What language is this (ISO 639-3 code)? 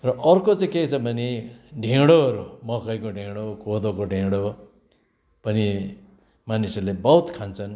nep